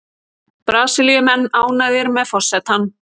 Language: Icelandic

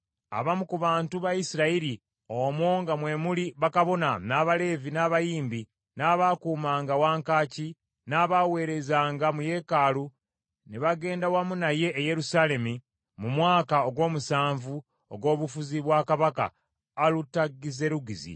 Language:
Ganda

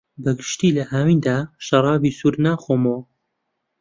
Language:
Central Kurdish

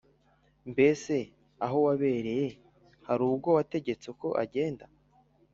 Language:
Kinyarwanda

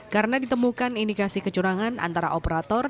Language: Indonesian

